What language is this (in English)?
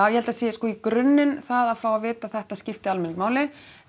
Icelandic